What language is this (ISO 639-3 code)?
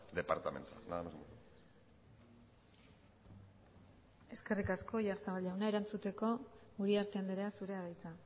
eus